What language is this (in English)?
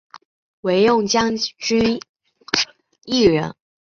Chinese